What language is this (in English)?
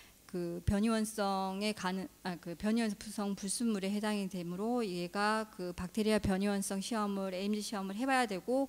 Korean